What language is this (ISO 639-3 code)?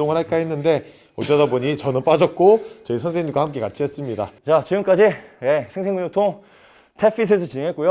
kor